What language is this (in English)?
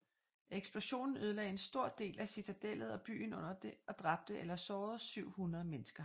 Danish